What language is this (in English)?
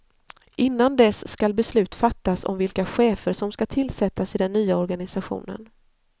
Swedish